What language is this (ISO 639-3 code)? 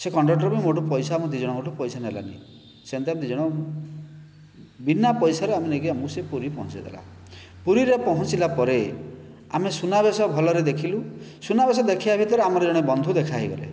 ori